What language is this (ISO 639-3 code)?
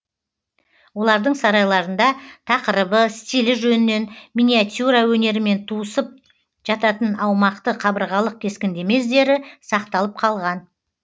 kaz